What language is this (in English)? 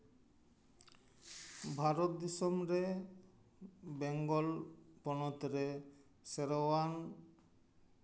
Santali